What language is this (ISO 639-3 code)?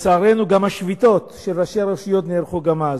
heb